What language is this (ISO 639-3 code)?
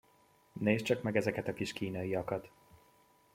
hun